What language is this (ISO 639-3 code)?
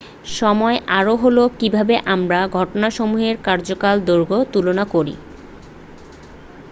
ben